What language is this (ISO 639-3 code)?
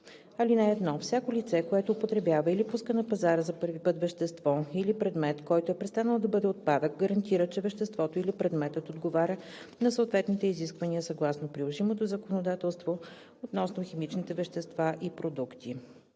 bul